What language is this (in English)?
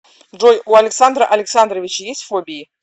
Russian